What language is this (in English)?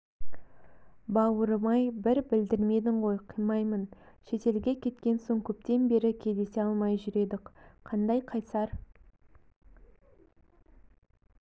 Kazakh